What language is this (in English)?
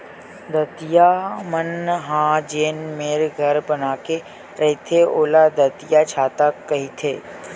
Chhattisgarhi